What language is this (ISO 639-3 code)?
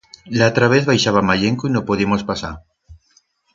arg